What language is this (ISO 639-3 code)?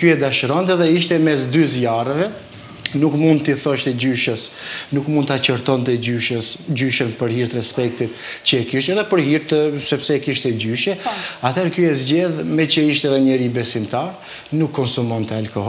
ron